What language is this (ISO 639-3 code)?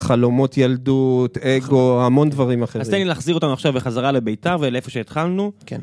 heb